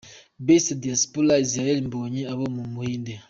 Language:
Kinyarwanda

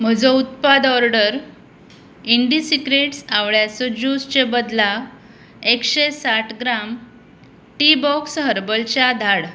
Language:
Konkani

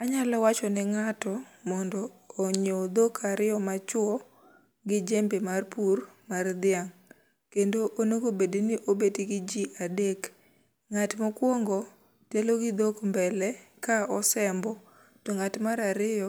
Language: Luo (Kenya and Tanzania)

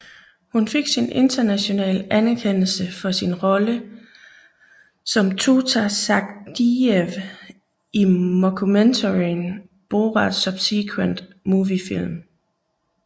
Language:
Danish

